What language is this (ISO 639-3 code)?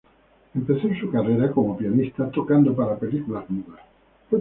spa